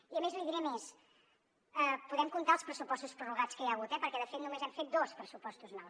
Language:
Catalan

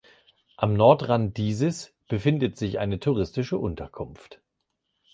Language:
German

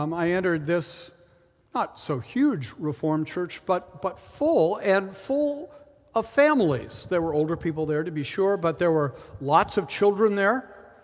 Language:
English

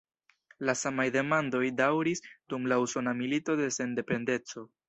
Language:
Esperanto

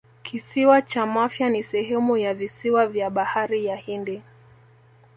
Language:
Swahili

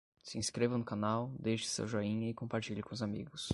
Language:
Portuguese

